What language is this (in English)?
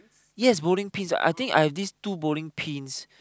English